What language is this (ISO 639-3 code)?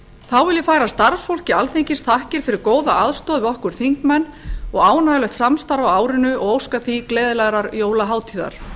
isl